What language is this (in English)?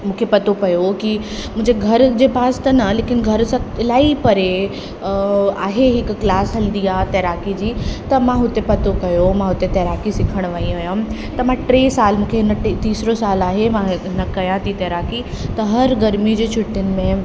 Sindhi